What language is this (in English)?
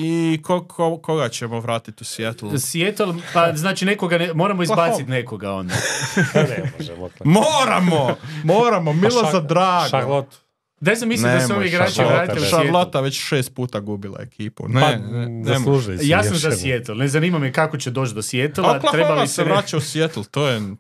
Croatian